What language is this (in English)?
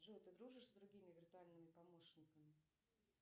Russian